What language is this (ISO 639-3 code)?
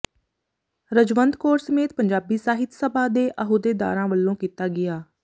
pan